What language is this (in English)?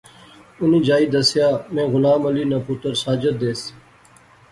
Pahari-Potwari